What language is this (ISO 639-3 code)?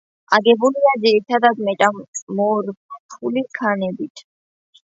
kat